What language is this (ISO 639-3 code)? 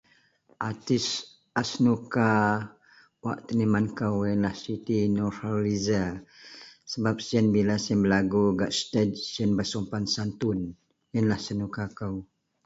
mel